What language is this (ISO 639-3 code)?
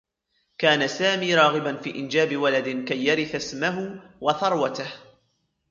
ara